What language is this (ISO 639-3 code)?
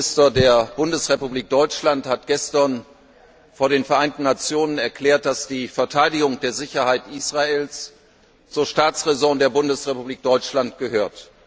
deu